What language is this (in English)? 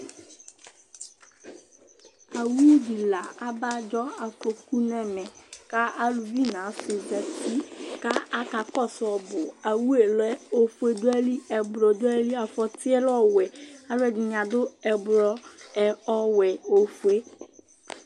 Ikposo